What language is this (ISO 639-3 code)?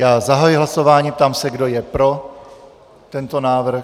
ces